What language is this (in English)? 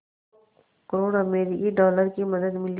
Hindi